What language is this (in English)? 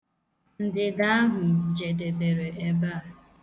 Igbo